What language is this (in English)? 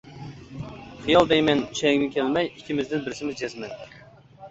Uyghur